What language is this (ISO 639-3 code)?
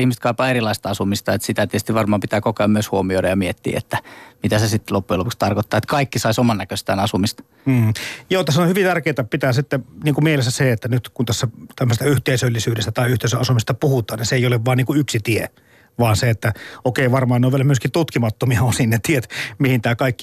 fin